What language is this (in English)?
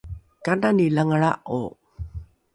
Rukai